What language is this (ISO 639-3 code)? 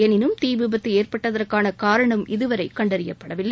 tam